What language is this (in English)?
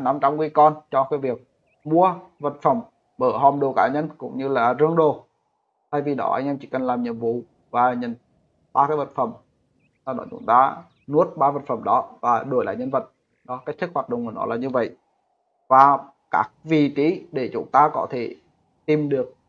Vietnamese